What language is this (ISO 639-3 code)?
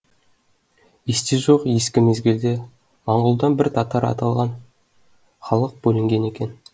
kaz